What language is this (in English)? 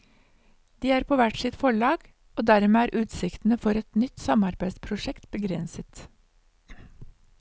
Norwegian